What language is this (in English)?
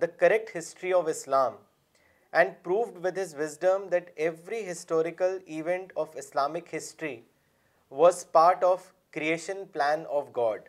Urdu